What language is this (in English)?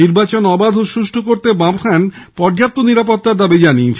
Bangla